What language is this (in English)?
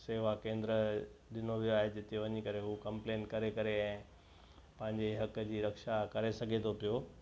Sindhi